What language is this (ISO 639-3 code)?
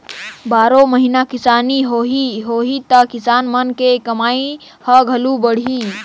hne